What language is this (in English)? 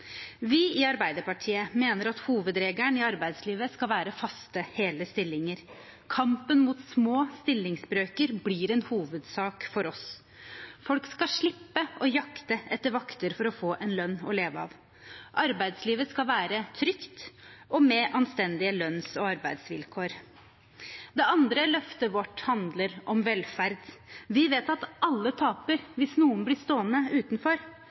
Norwegian Bokmål